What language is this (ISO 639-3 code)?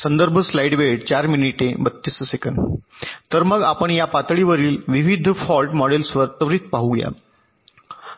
mar